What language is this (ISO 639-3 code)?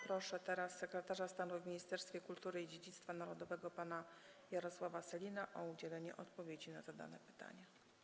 pol